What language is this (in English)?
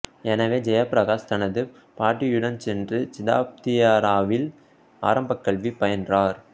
Tamil